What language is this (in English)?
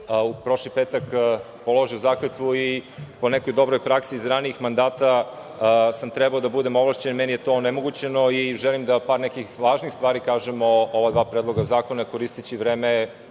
Serbian